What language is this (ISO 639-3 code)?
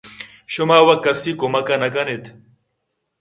bgp